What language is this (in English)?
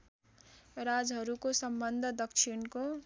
Nepali